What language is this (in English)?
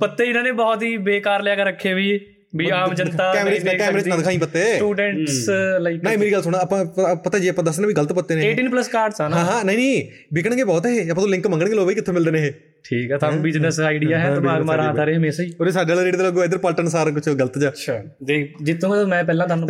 Punjabi